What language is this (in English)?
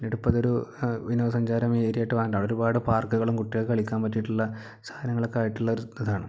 Malayalam